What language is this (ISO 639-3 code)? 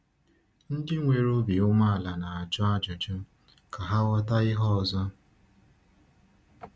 ibo